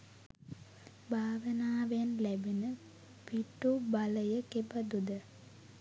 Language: Sinhala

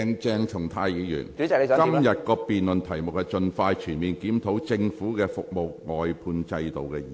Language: Cantonese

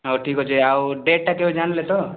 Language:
Odia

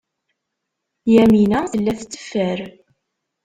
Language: Kabyle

